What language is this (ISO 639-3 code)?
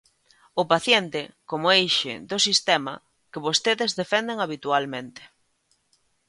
glg